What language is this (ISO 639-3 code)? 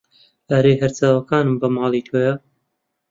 ckb